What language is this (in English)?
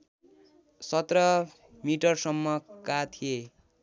Nepali